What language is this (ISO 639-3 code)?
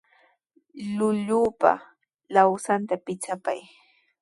qws